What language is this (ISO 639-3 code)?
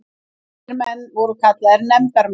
isl